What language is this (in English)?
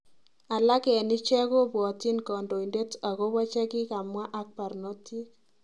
Kalenjin